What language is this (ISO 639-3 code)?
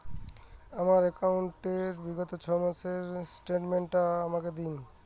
ben